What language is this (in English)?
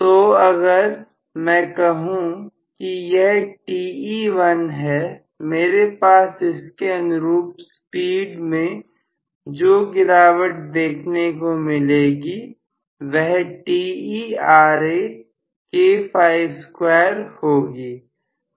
Hindi